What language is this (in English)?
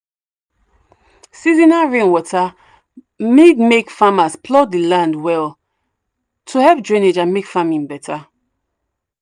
Nigerian Pidgin